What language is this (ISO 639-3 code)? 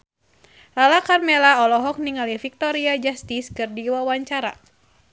sun